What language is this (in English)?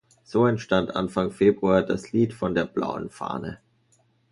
German